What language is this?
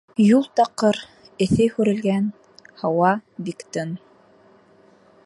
Bashkir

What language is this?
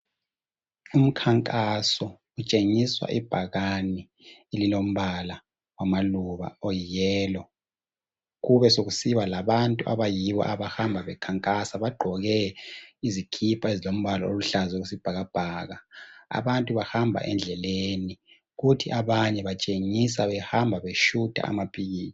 North Ndebele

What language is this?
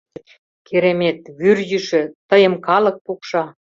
Mari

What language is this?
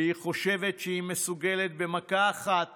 Hebrew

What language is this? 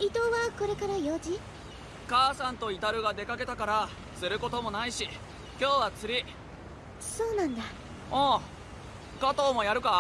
Japanese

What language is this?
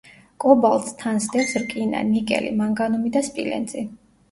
Georgian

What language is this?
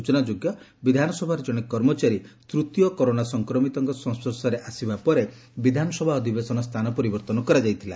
Odia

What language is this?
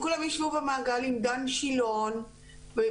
Hebrew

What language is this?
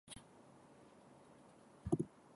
Catalan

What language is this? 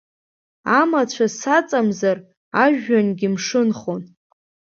Abkhazian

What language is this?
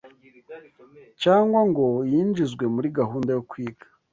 Kinyarwanda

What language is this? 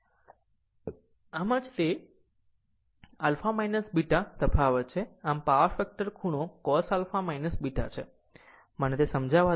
Gujarati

